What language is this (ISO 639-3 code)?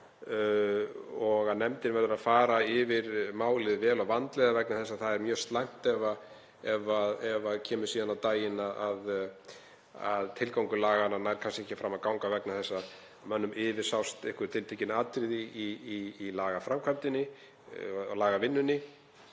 isl